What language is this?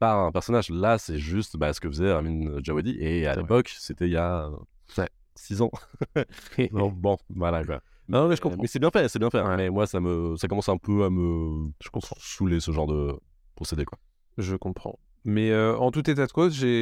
French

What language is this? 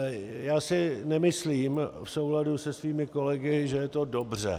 Czech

